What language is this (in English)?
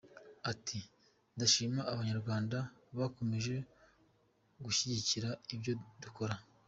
Kinyarwanda